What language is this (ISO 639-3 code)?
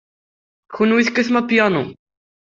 kab